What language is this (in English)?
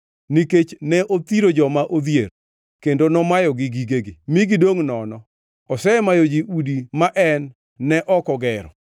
Luo (Kenya and Tanzania)